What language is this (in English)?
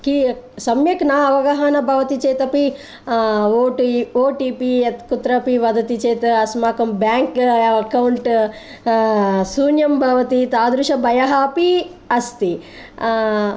Sanskrit